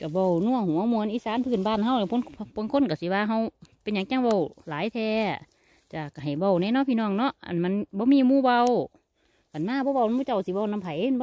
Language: Thai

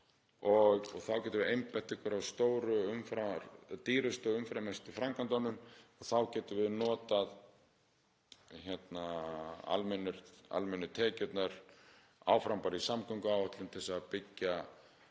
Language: Icelandic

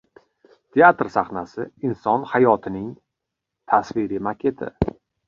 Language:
Uzbek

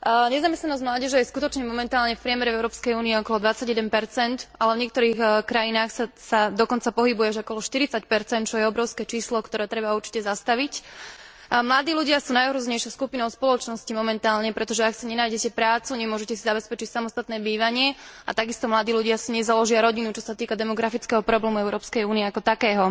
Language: Slovak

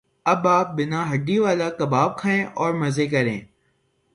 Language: Urdu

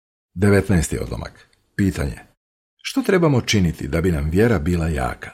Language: Croatian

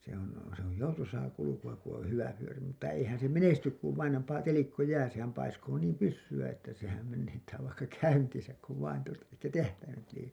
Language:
Finnish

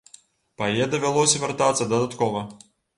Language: Belarusian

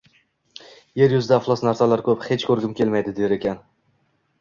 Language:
Uzbek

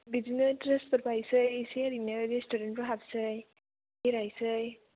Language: Bodo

